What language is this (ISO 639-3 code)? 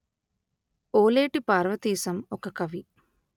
tel